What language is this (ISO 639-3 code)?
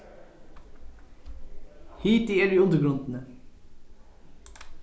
fao